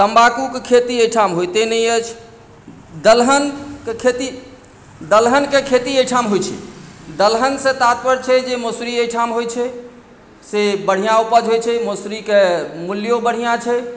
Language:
Maithili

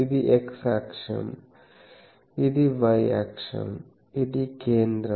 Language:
Telugu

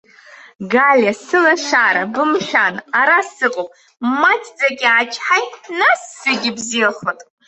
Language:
Abkhazian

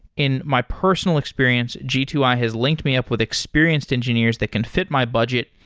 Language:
English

